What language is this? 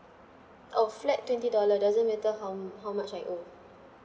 English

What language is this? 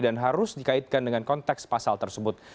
Indonesian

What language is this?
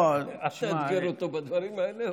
Hebrew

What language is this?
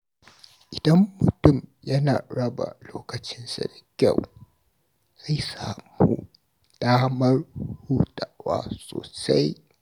Hausa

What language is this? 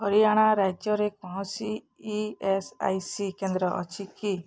Odia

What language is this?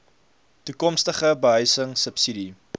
Afrikaans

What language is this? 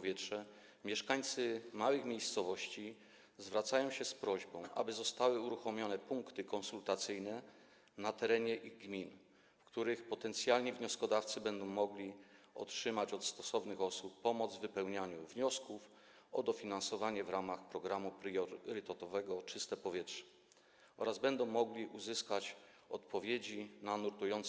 Polish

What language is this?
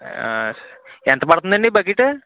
Telugu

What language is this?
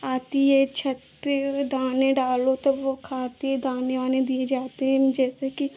Hindi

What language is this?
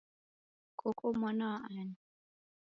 Taita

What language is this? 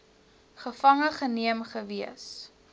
Afrikaans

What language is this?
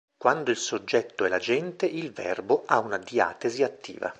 Italian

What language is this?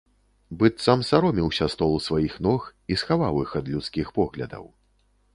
Belarusian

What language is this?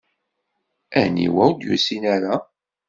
Kabyle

